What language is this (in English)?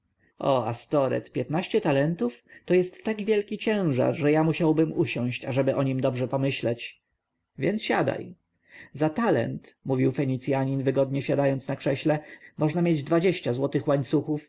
Polish